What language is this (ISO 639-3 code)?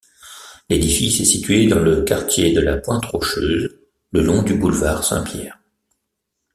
fra